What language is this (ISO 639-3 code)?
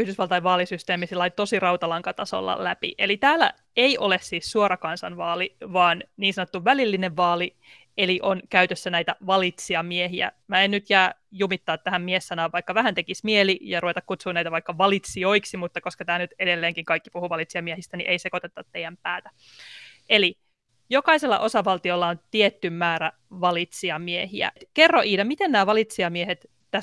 fin